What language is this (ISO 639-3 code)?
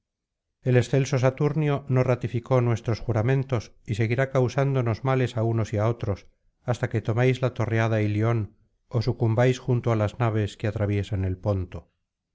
spa